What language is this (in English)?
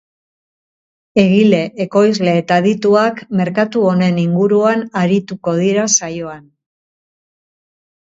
Basque